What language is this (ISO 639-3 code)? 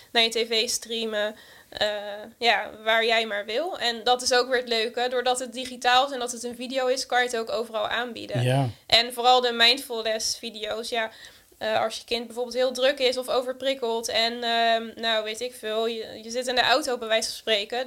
nld